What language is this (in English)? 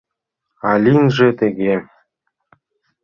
Mari